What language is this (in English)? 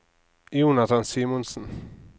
Norwegian